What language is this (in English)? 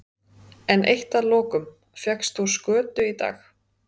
Icelandic